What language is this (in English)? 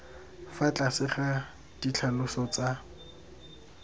Tswana